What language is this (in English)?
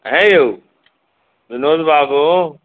Maithili